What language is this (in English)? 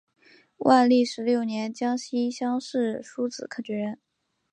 Chinese